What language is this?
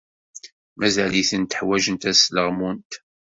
Kabyle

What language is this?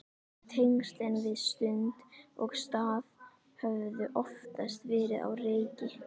Icelandic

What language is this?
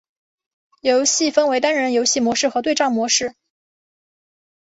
Chinese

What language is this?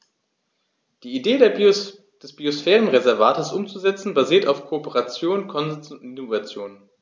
German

